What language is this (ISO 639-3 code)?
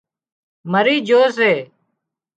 kxp